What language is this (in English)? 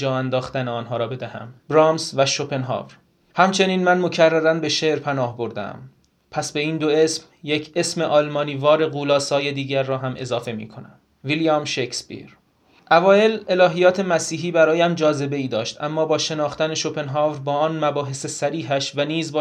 Persian